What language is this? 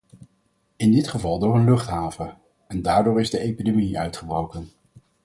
Dutch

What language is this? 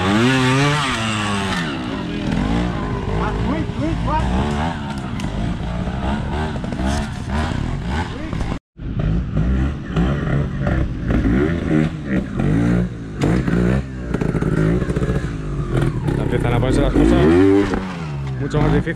Spanish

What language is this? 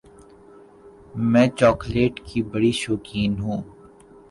Urdu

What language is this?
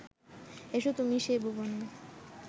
Bangla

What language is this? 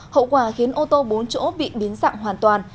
Vietnamese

